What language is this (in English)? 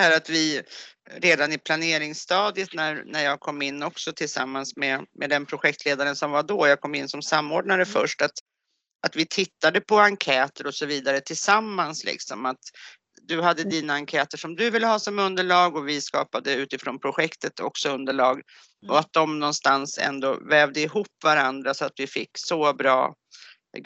Swedish